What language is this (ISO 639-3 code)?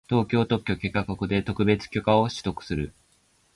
jpn